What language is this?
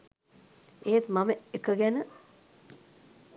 Sinhala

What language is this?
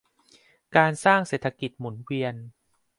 Thai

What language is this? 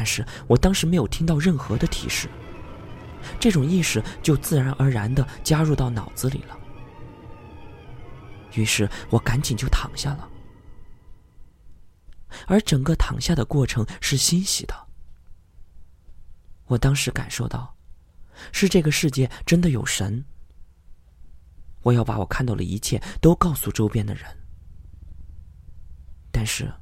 Chinese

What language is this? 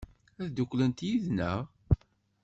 Kabyle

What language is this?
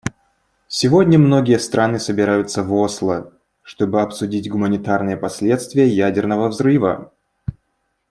Russian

